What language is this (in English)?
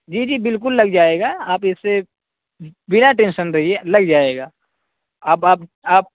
Urdu